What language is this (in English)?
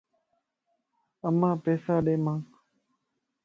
Lasi